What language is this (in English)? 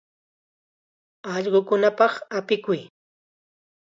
Chiquián Ancash Quechua